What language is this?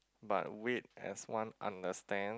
English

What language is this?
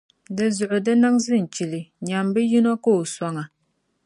Dagbani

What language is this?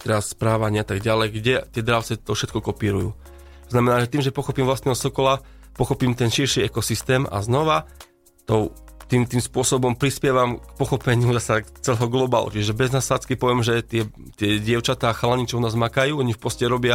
Slovak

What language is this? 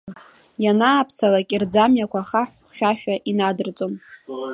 Abkhazian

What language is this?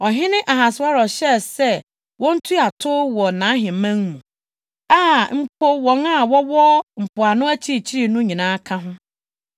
Akan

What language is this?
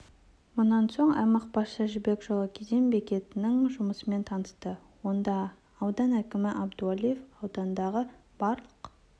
Kazakh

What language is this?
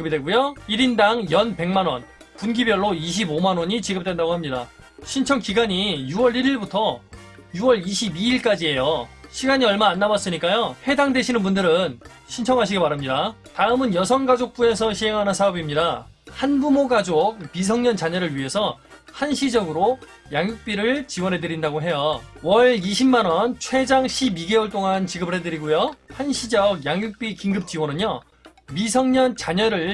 Korean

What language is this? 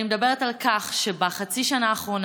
Hebrew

